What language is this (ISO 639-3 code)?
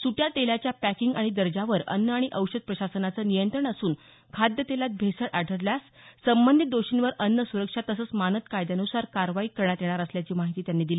mar